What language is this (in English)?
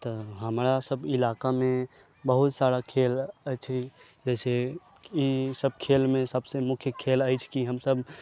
Maithili